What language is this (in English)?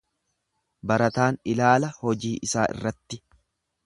Oromo